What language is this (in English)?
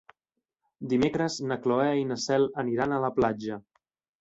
Catalan